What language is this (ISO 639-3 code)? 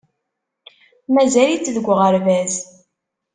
kab